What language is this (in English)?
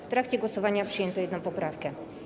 Polish